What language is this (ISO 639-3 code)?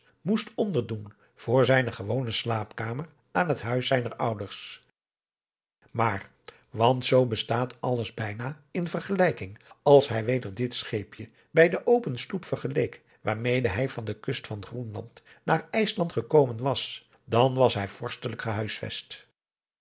nld